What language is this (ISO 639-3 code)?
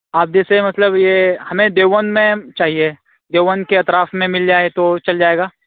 urd